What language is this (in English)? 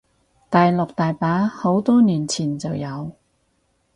Cantonese